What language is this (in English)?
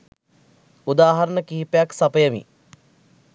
Sinhala